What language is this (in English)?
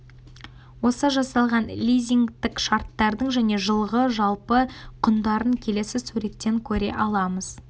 Kazakh